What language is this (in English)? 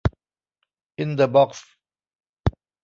Thai